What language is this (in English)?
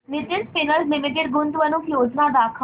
Marathi